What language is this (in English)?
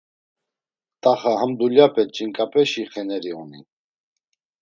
Laz